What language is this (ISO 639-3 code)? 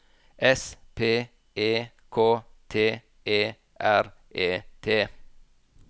nor